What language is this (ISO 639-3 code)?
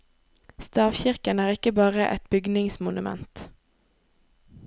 nor